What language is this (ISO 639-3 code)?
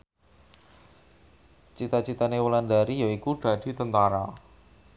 jav